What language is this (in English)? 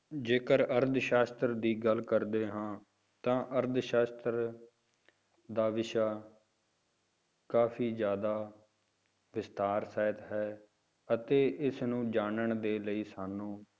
Punjabi